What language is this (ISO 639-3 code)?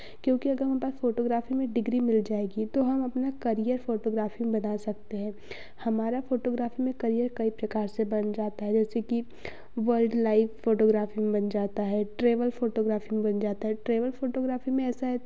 hin